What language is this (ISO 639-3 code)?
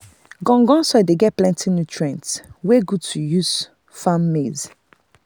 pcm